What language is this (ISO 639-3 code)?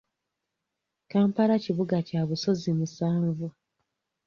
lug